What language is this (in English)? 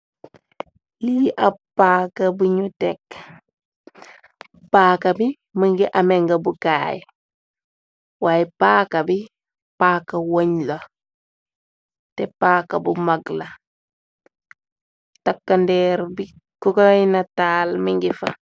Wolof